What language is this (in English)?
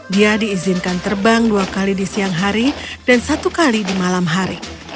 Indonesian